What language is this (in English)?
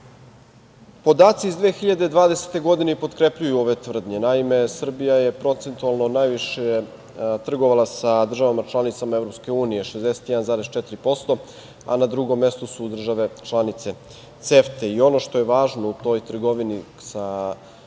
Serbian